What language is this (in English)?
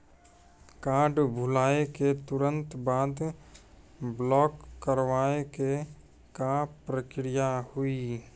Maithili